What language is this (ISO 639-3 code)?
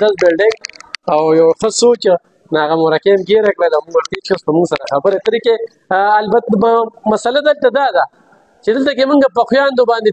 fas